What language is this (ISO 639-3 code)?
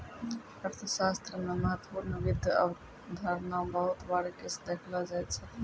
mai